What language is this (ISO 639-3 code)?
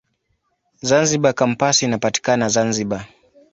swa